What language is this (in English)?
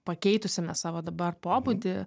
Lithuanian